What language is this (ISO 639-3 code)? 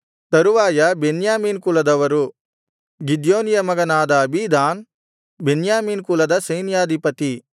kan